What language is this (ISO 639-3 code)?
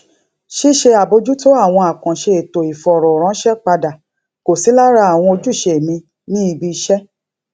yor